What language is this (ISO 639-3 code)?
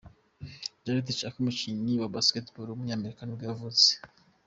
kin